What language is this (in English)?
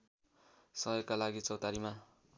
Nepali